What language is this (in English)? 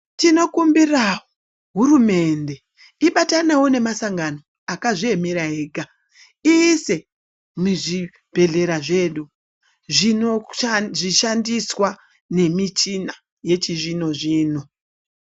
Ndau